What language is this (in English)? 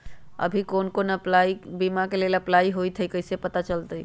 Magahi